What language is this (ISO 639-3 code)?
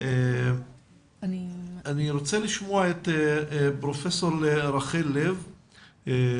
heb